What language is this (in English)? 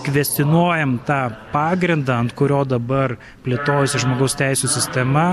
Lithuanian